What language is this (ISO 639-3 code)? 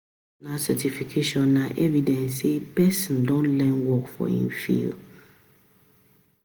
pcm